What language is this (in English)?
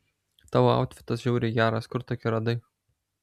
Lithuanian